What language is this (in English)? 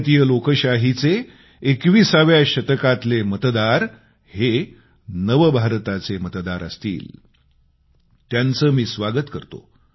Marathi